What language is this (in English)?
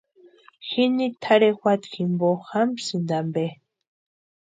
Western Highland Purepecha